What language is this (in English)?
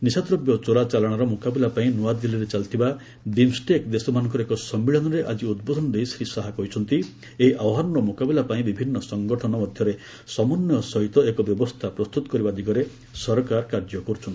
Odia